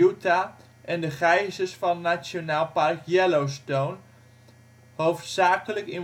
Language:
Dutch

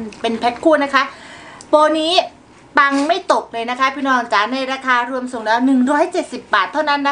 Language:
Thai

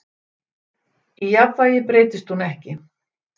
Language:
Icelandic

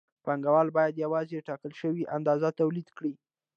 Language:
Pashto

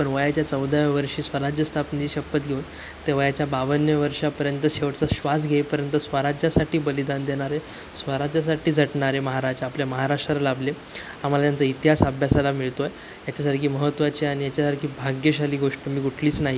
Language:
Marathi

